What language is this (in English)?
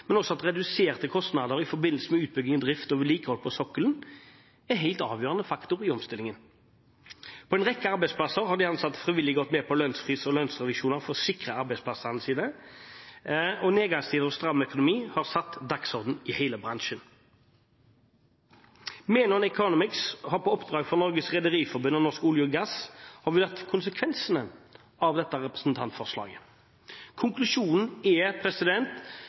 Norwegian Bokmål